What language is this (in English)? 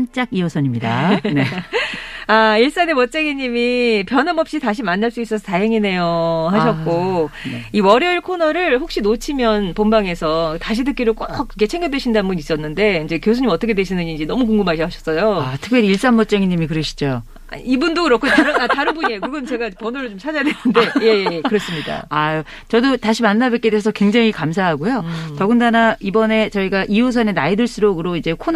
Korean